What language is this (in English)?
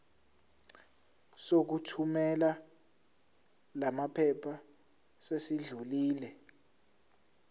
Zulu